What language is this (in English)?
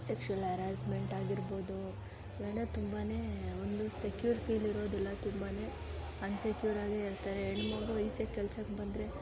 Kannada